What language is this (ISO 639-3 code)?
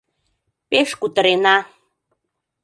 chm